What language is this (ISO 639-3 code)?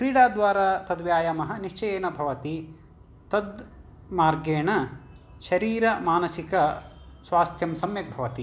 san